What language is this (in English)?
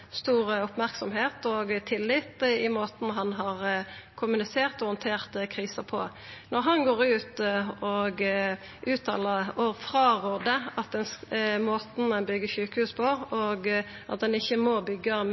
Norwegian Nynorsk